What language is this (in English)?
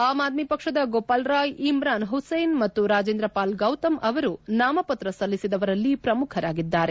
Kannada